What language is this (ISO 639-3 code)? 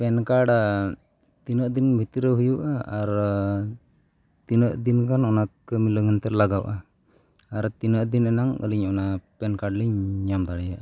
sat